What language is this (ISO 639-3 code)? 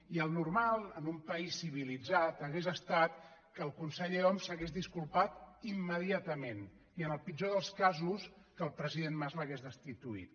cat